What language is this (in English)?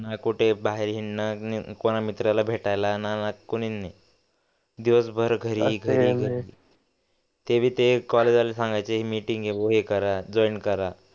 Marathi